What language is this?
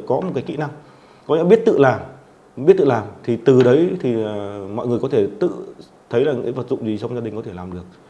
Vietnamese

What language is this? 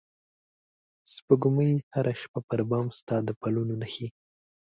Pashto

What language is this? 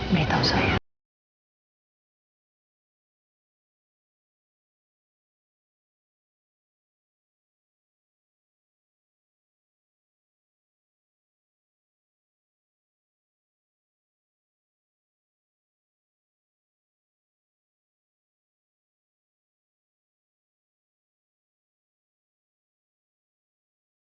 Indonesian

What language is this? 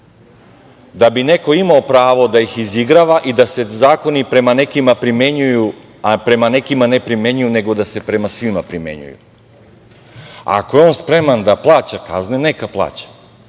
Serbian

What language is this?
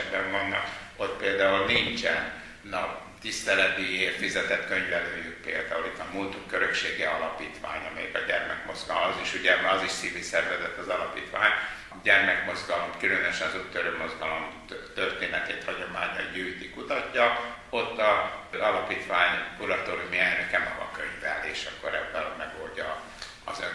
Hungarian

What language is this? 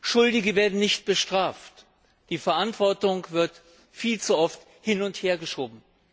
German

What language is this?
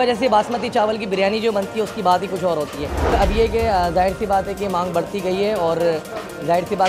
Vietnamese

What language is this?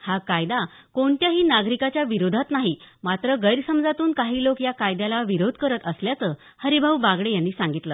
Marathi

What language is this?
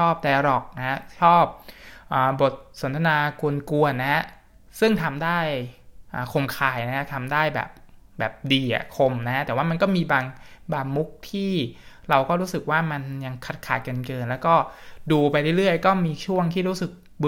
Thai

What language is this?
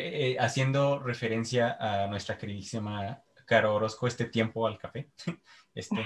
Spanish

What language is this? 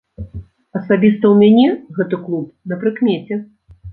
Belarusian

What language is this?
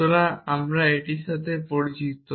Bangla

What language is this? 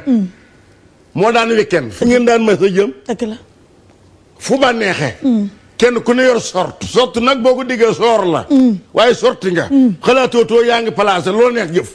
Arabic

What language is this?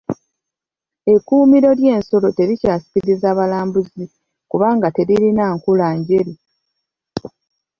Ganda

